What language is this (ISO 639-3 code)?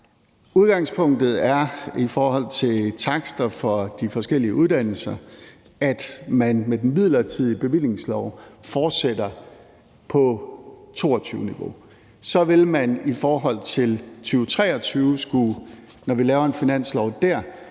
dan